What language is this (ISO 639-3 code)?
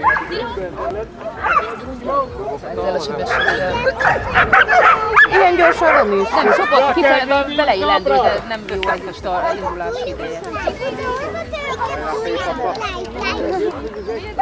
hun